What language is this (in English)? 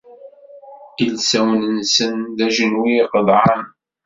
Kabyle